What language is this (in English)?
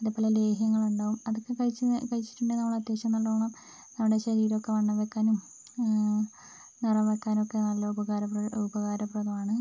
Malayalam